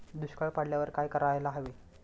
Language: Marathi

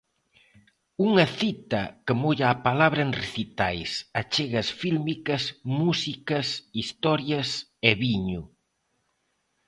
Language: Galician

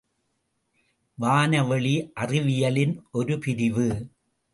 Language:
Tamil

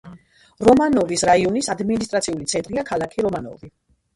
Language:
Georgian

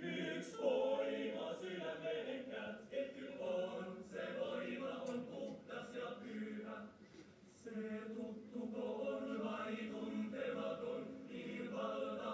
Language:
Finnish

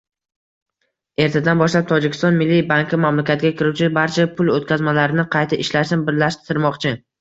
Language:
Uzbek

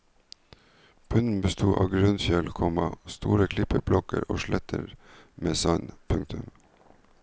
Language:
Norwegian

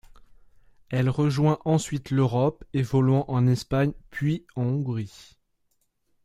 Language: French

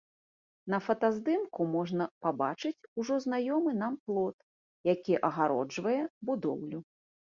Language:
Belarusian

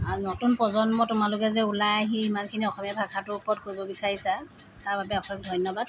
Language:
Assamese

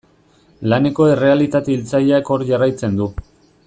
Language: Basque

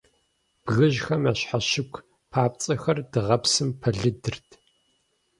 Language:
Kabardian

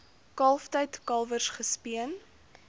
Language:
Afrikaans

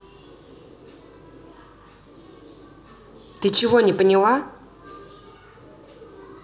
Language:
Russian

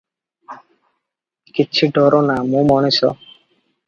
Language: Odia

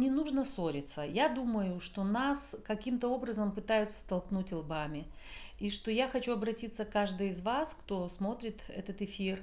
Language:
Russian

